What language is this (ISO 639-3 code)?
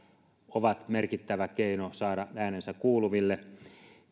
fin